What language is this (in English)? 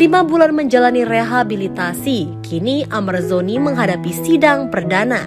Indonesian